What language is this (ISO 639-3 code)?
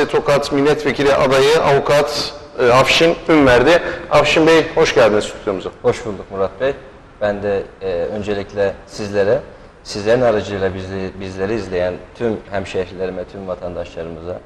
tur